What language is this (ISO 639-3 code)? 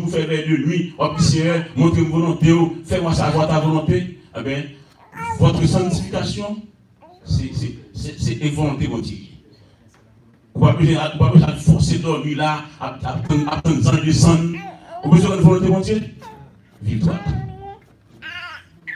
fra